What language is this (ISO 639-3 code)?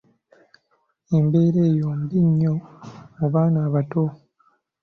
lug